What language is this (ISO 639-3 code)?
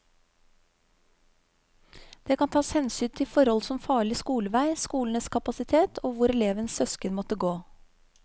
nor